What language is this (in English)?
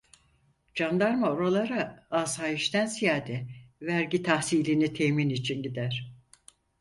Turkish